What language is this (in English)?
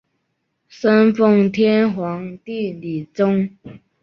Chinese